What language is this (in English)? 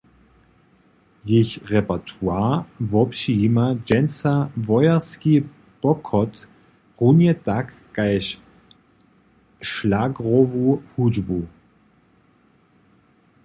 Upper Sorbian